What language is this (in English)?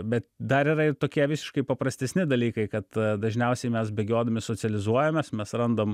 Lithuanian